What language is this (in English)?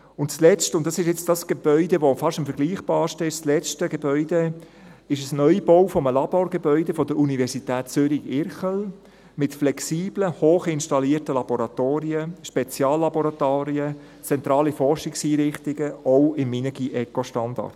Swiss German